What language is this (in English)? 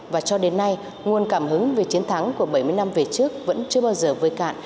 Vietnamese